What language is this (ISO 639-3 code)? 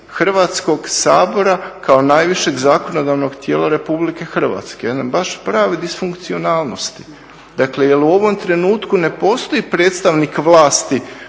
hrv